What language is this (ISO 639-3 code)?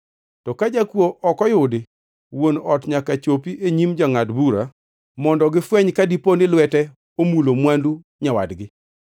luo